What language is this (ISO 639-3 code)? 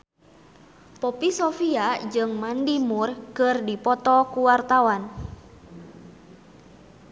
sun